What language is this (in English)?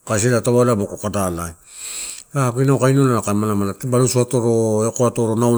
Torau